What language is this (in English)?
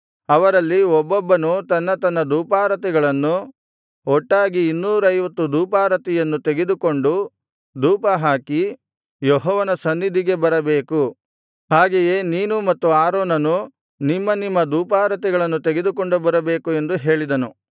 Kannada